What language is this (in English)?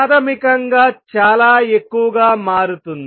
Telugu